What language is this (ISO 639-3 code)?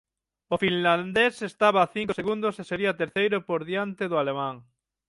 glg